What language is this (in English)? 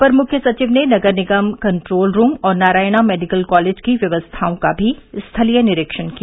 Hindi